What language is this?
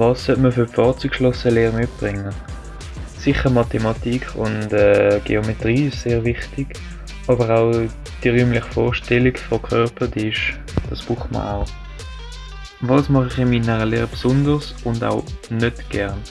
German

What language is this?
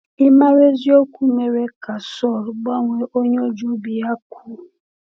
Igbo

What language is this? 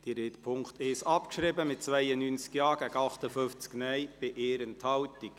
Swiss German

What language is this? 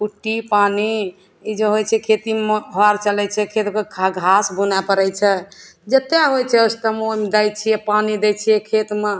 Maithili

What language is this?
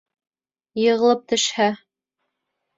Bashkir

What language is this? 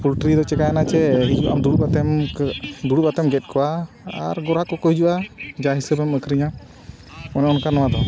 Santali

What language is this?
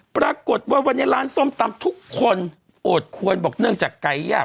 Thai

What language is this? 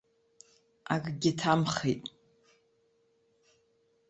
Abkhazian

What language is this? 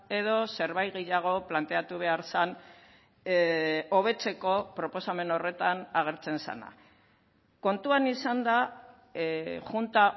Basque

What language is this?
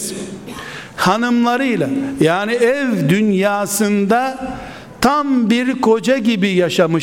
Turkish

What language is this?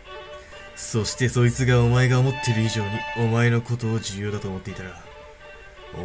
Japanese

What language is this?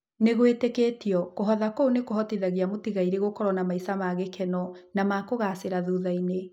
Kikuyu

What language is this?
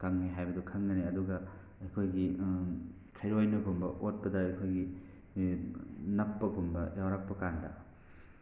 Manipuri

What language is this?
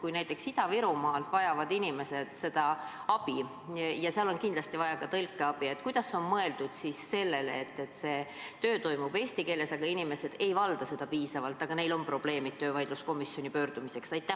Estonian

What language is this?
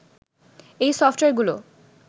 Bangla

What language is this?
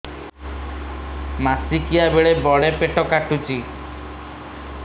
Odia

